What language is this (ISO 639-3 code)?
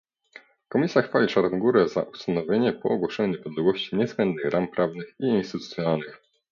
pol